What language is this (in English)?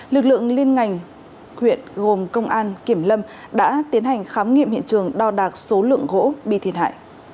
Vietnamese